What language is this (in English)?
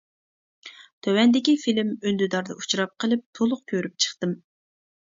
Uyghur